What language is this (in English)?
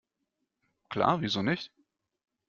German